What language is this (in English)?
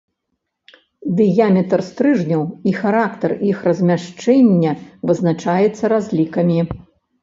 Belarusian